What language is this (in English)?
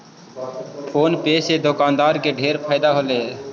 Magahi